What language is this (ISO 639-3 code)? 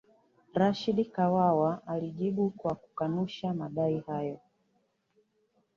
swa